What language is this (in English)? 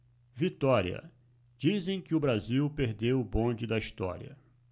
Portuguese